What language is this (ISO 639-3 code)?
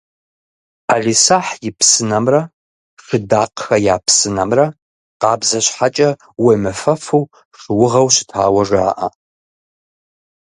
kbd